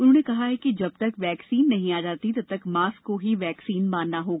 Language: Hindi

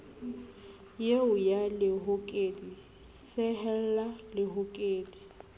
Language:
Southern Sotho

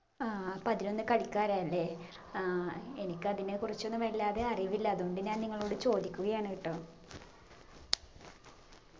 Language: Malayalam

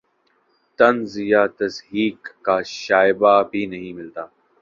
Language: Urdu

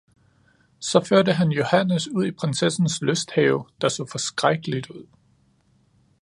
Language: Danish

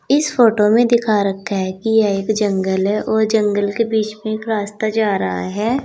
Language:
Hindi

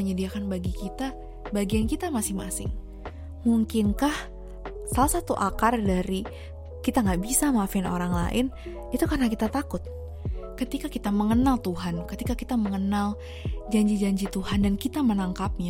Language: Indonesian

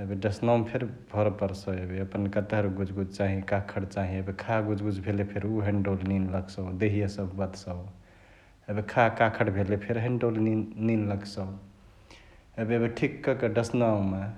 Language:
Chitwania Tharu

